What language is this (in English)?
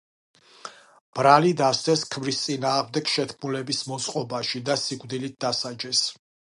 Georgian